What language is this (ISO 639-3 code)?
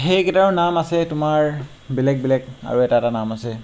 asm